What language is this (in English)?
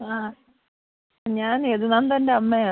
Malayalam